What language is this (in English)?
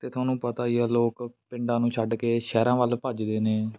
Punjabi